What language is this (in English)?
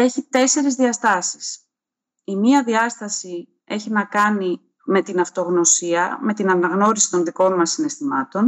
Greek